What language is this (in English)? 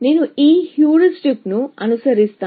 Telugu